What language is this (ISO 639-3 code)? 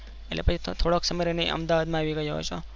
guj